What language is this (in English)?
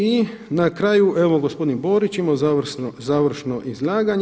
Croatian